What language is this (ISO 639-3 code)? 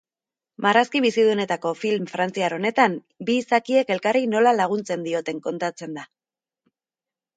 eus